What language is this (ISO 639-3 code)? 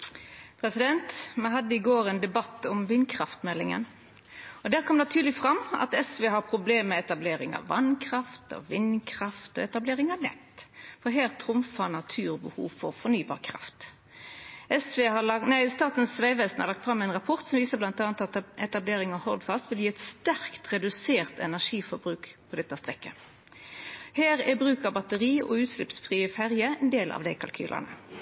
nno